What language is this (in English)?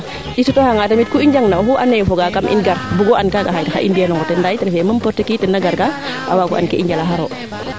Serer